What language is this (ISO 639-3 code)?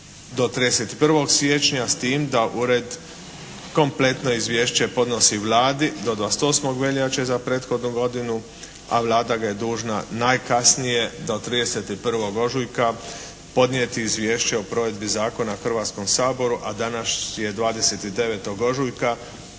hrv